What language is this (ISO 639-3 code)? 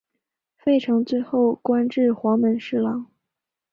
zho